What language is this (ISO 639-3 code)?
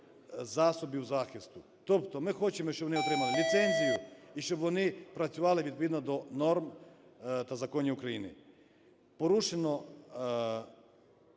ukr